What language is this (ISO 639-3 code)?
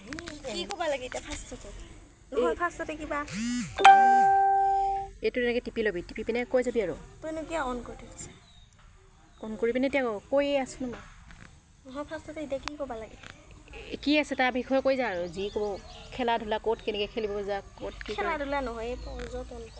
asm